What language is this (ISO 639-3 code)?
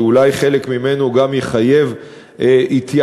heb